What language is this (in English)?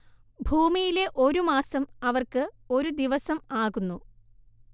Malayalam